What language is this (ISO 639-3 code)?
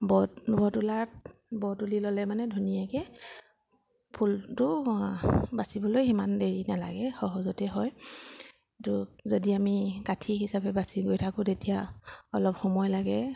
asm